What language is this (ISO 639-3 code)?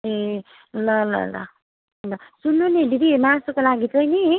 nep